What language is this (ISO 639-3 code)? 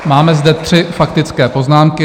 ces